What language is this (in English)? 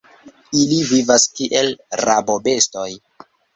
Esperanto